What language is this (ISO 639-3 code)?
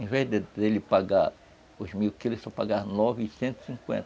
por